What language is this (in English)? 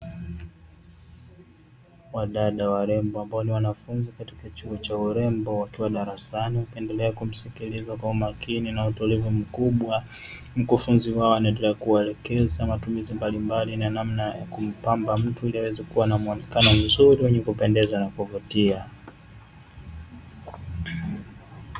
Swahili